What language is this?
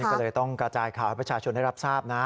Thai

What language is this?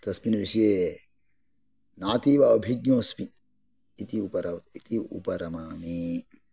Sanskrit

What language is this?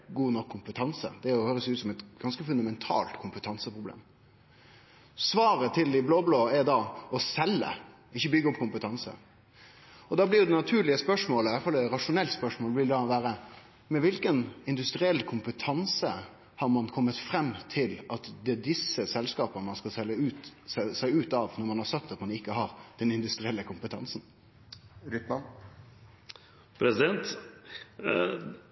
Norwegian Nynorsk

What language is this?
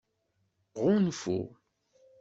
Kabyle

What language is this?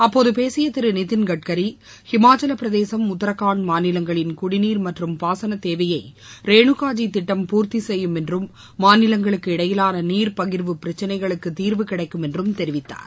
Tamil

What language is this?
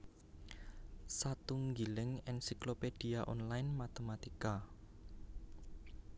Javanese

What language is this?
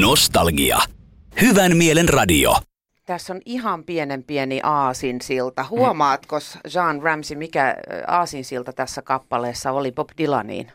Finnish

